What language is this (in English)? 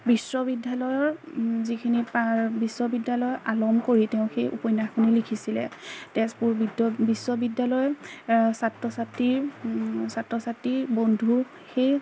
Assamese